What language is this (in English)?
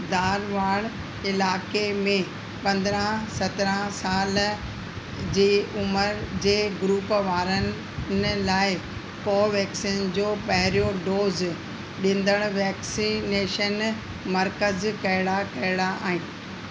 Sindhi